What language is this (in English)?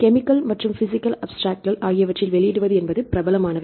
Tamil